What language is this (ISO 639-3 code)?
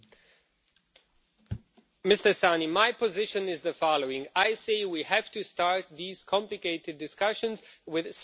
eng